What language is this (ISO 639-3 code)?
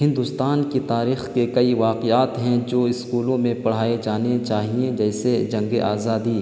urd